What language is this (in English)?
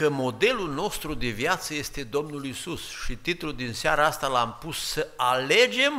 Romanian